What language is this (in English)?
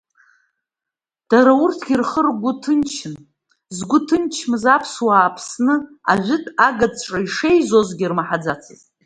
Abkhazian